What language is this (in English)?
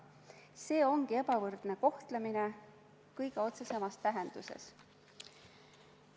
Estonian